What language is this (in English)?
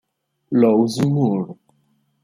Italian